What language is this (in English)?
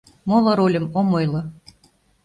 Mari